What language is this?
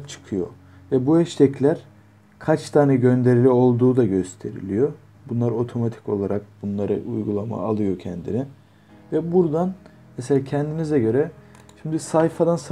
Turkish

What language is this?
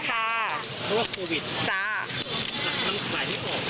Thai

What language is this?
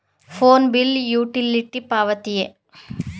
Kannada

